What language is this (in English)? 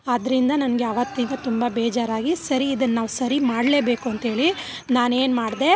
Kannada